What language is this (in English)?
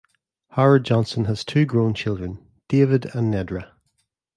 English